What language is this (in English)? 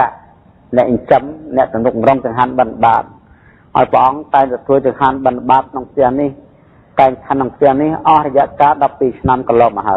Thai